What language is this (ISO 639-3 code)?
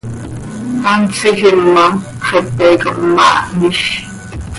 sei